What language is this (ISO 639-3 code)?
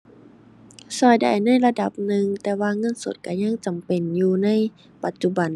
tha